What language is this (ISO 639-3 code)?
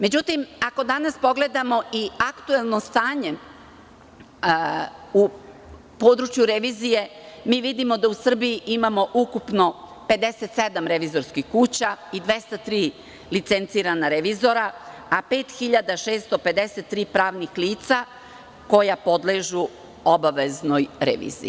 srp